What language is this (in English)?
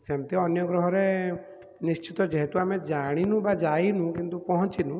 Odia